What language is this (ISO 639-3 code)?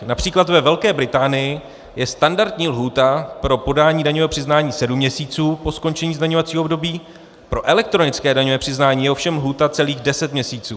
ces